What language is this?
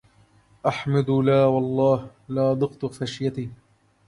Arabic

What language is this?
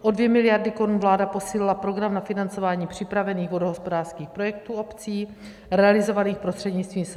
Czech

